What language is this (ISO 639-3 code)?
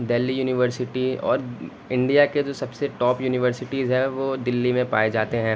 urd